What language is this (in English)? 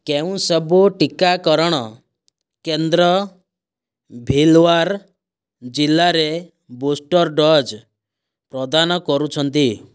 Odia